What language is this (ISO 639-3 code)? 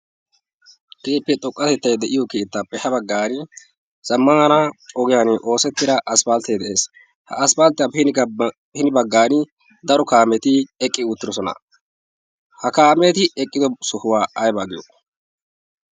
wal